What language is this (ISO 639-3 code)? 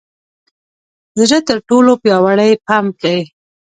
pus